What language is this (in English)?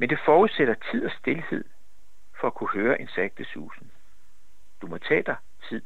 Danish